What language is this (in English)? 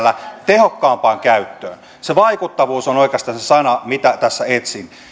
Finnish